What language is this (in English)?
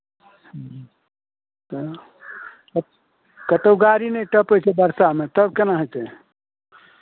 Maithili